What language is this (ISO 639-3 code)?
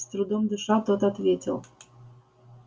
rus